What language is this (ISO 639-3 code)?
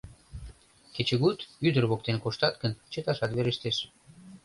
chm